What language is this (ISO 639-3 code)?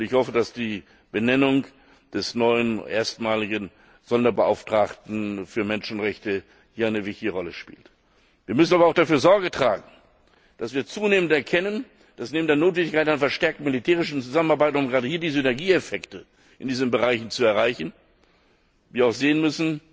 deu